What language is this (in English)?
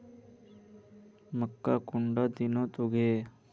Magahi